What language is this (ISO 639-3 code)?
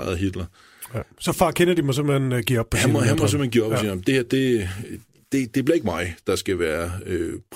dan